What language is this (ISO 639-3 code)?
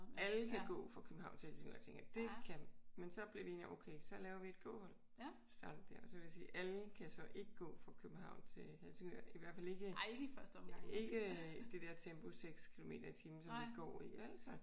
dan